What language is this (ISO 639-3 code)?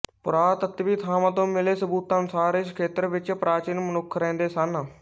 pan